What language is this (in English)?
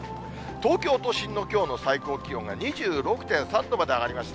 Japanese